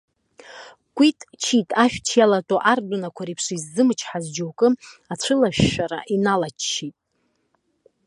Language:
Abkhazian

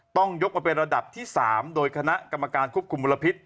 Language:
Thai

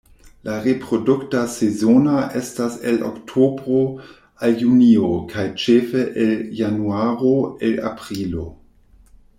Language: Esperanto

